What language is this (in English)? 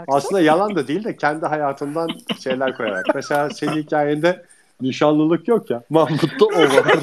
Turkish